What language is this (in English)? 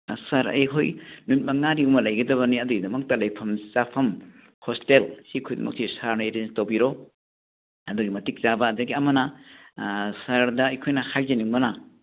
Manipuri